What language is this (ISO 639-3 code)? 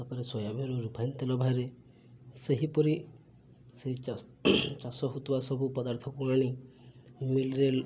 ori